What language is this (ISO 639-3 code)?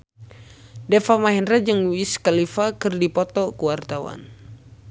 sun